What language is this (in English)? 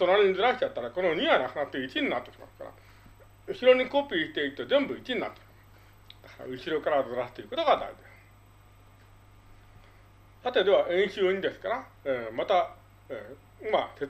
Japanese